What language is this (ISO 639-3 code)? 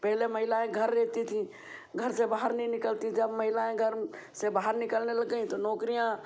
hin